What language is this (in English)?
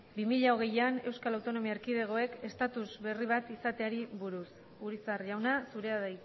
Basque